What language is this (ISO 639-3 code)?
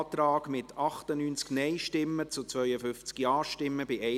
gsw